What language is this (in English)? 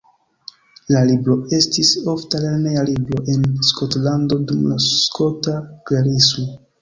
Esperanto